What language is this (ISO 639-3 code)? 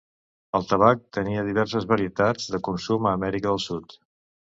cat